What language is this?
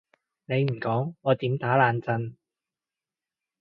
Cantonese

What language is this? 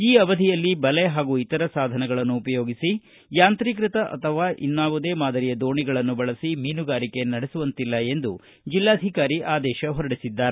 Kannada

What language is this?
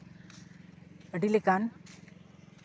Santali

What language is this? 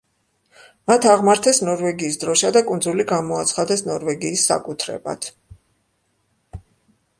Georgian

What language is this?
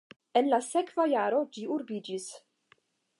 Esperanto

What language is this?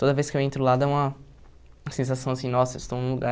Portuguese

